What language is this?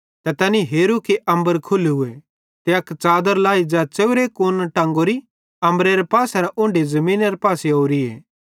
Bhadrawahi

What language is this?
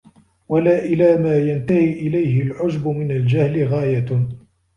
Arabic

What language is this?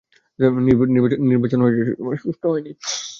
Bangla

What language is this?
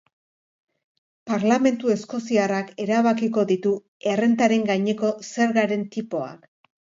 Basque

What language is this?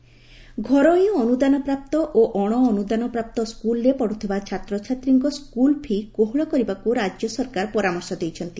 Odia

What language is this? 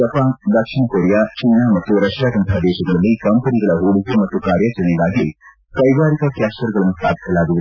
Kannada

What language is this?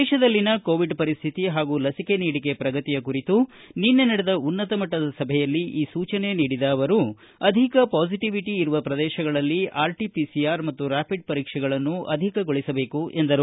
Kannada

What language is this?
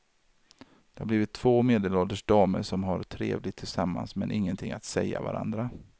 Swedish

